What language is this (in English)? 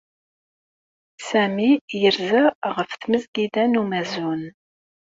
Kabyle